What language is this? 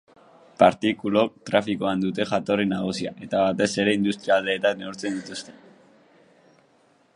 Basque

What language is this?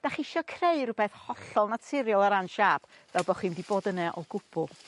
Welsh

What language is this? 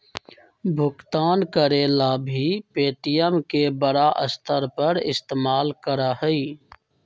Magahi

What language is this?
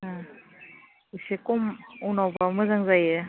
Bodo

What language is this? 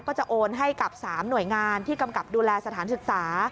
Thai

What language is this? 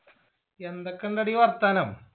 Malayalam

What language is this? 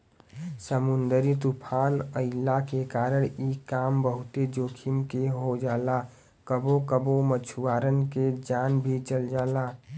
Bhojpuri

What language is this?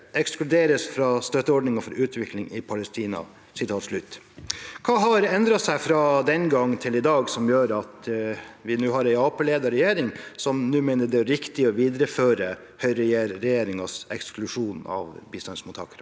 Norwegian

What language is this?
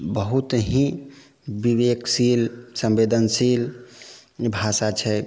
Maithili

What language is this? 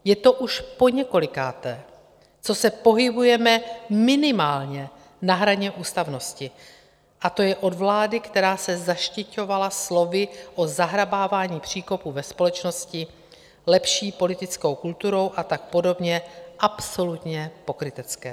Czech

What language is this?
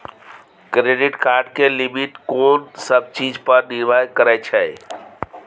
Maithili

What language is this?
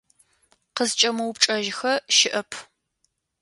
Adyghe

